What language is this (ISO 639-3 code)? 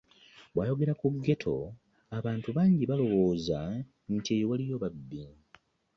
lug